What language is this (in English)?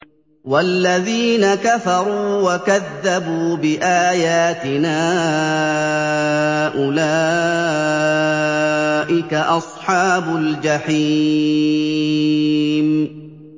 Arabic